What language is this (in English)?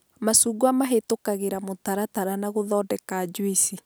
Kikuyu